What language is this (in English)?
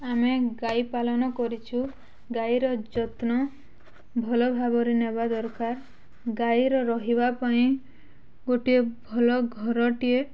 Odia